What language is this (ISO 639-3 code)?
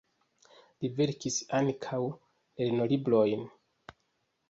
epo